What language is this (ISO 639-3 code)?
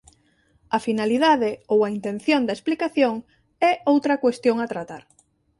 glg